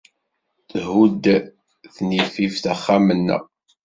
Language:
Kabyle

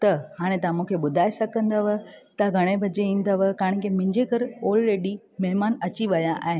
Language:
Sindhi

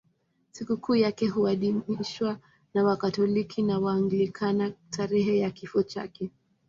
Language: Swahili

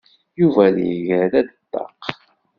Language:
Kabyle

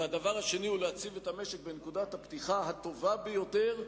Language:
Hebrew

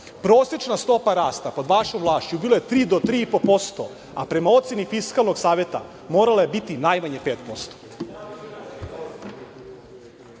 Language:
Serbian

